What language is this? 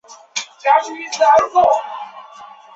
Chinese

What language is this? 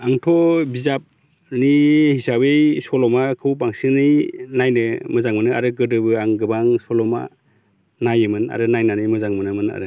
Bodo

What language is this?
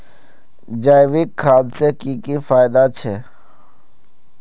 Magahi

